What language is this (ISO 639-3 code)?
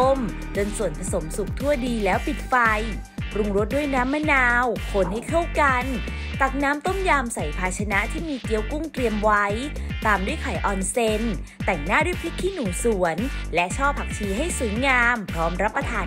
tha